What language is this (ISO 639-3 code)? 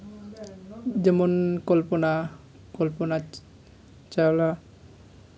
sat